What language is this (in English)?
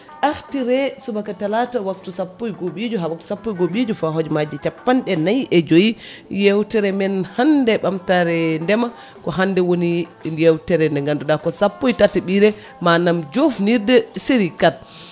Fula